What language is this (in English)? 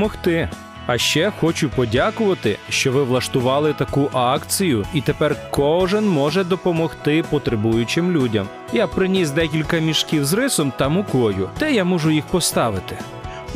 Ukrainian